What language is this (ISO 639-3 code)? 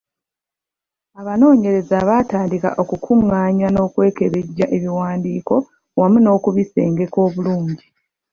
lug